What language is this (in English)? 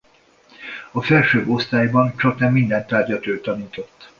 Hungarian